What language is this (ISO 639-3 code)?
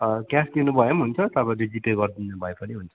nep